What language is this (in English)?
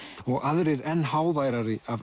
Icelandic